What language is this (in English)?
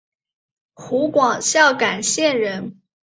Chinese